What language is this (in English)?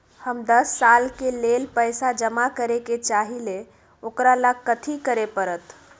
Magahi